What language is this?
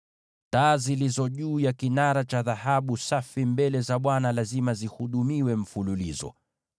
Swahili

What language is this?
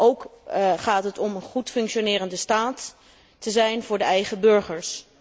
Dutch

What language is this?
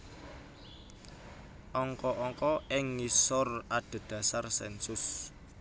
Javanese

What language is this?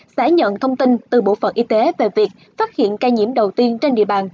Vietnamese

